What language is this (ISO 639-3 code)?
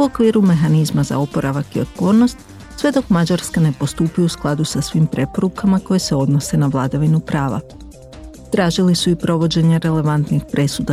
hrv